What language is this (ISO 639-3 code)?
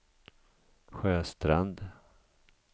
swe